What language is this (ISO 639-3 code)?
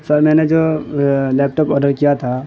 urd